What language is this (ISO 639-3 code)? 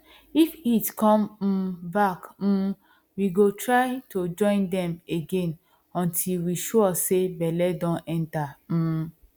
pcm